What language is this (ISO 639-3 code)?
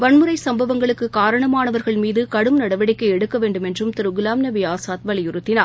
tam